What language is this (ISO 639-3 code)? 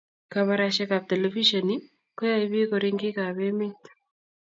kln